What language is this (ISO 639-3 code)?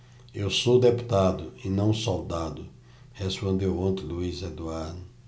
por